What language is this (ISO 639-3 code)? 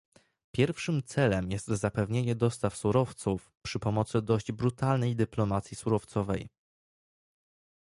pol